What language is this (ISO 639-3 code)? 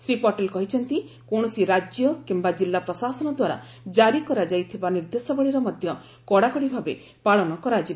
ori